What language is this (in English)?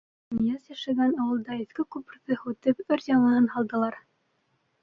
Bashkir